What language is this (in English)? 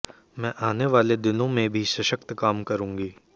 Hindi